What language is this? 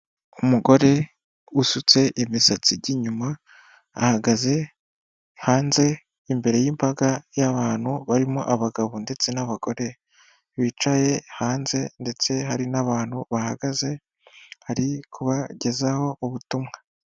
Kinyarwanda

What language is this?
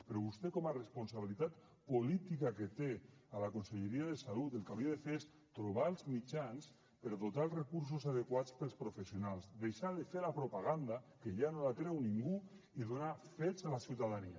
Catalan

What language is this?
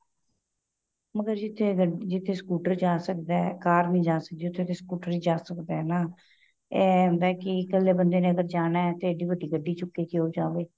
Punjabi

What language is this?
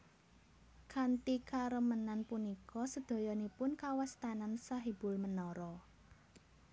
Javanese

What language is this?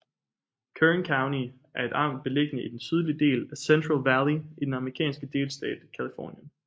Danish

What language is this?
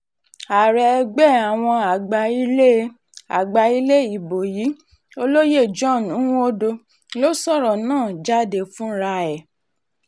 Yoruba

